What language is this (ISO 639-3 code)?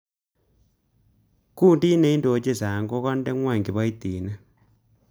kln